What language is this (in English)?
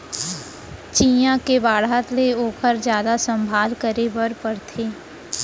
Chhattisgarhi